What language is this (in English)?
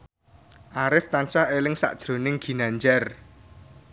Javanese